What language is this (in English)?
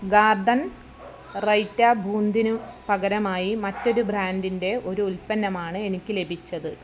Malayalam